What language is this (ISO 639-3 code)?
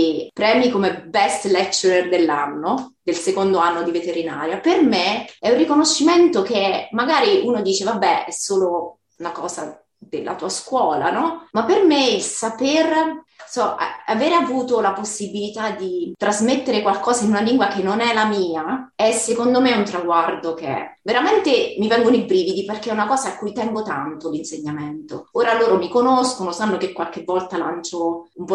ita